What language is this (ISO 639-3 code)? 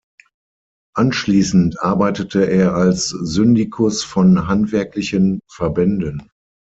deu